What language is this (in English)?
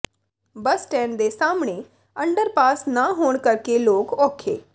Punjabi